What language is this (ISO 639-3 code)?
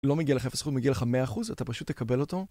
heb